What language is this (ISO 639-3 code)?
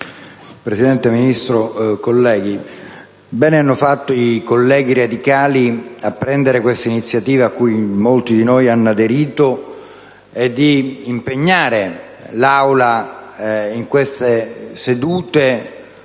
ita